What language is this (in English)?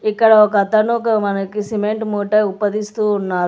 Telugu